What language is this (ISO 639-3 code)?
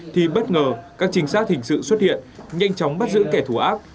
vie